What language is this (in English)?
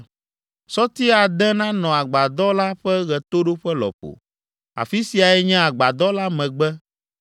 Ewe